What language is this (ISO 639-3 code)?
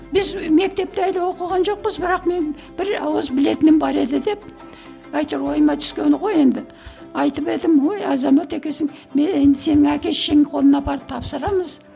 kaz